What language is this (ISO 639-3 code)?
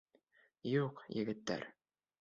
bak